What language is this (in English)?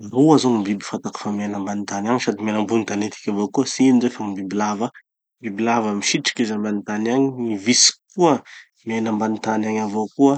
Tanosy Malagasy